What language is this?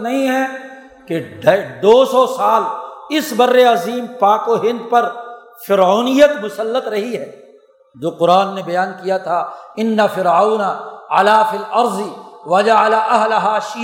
Urdu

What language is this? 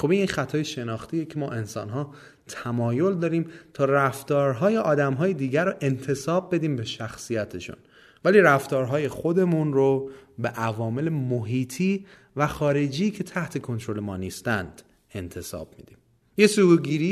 Persian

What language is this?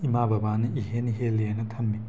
Manipuri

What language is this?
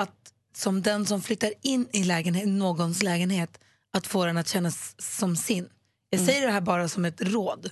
Swedish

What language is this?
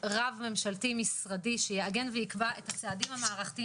Hebrew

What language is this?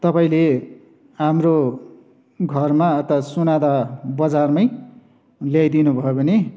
Nepali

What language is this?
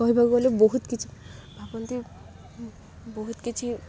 Odia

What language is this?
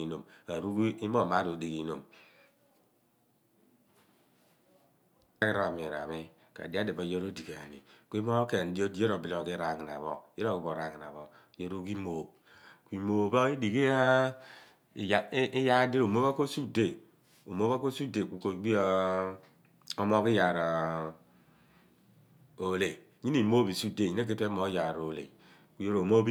Abua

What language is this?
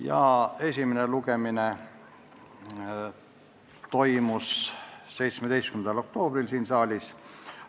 Estonian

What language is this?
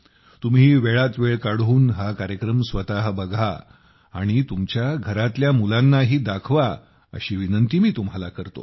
Marathi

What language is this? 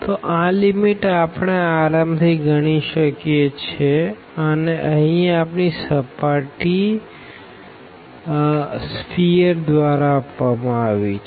Gujarati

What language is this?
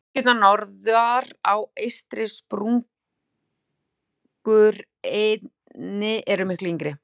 Icelandic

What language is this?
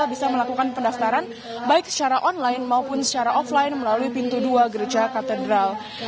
Indonesian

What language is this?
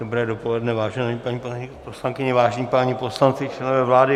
Czech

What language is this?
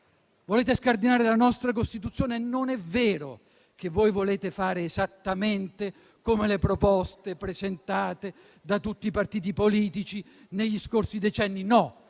Italian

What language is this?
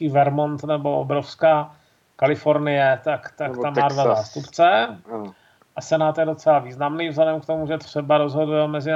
Czech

